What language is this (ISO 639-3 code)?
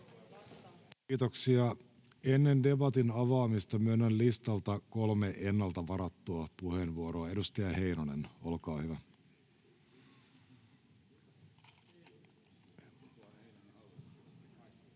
fin